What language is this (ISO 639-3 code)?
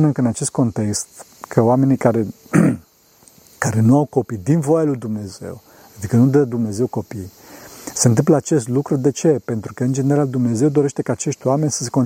ron